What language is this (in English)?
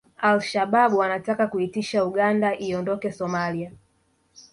Swahili